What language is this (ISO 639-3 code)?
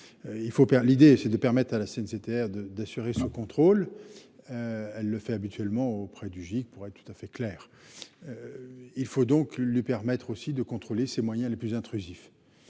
fra